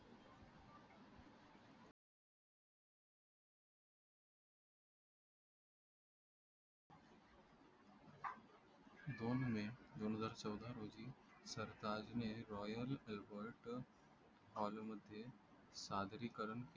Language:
Marathi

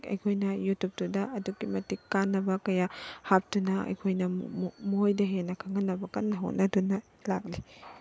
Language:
Manipuri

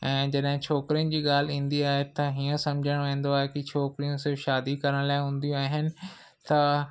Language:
Sindhi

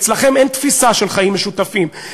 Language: Hebrew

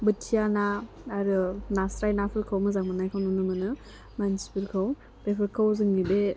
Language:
Bodo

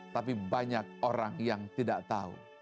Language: Indonesian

